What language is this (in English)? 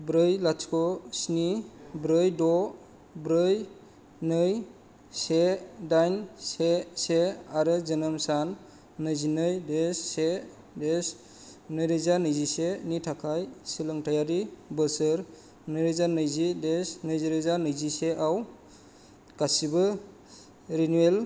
Bodo